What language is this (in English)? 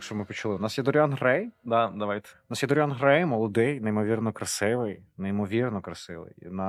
Ukrainian